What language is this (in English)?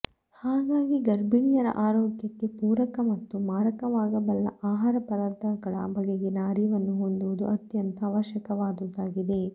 Kannada